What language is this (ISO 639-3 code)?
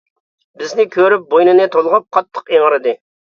uig